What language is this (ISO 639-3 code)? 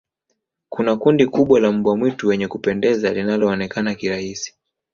swa